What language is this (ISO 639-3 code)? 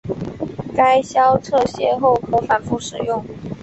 zho